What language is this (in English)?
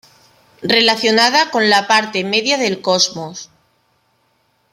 Spanish